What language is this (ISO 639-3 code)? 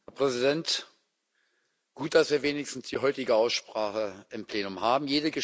deu